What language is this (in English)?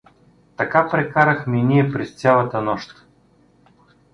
Bulgarian